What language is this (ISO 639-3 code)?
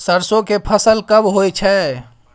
mai